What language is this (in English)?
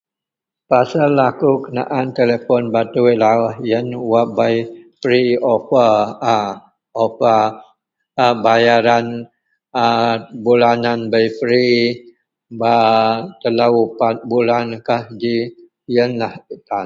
Central Melanau